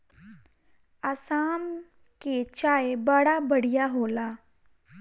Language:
Bhojpuri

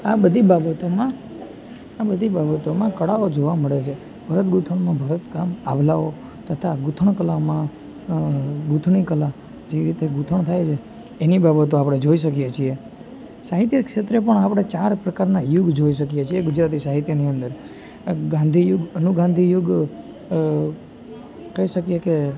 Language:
Gujarati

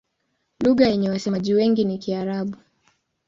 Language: Swahili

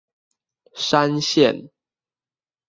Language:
Chinese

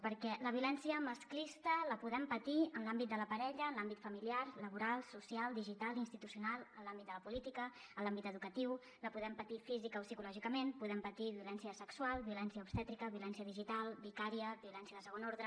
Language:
Catalan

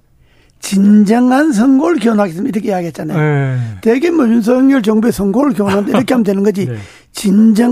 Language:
Korean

